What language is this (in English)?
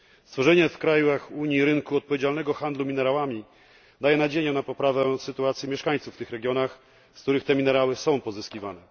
Polish